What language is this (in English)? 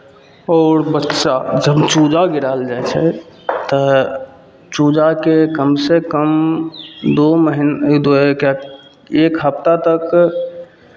Maithili